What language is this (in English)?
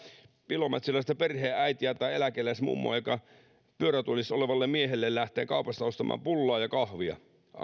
Finnish